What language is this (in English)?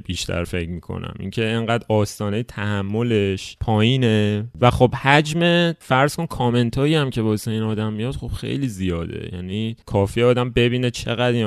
Persian